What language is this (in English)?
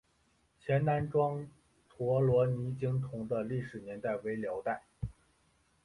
Chinese